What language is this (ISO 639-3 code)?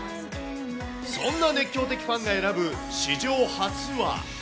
jpn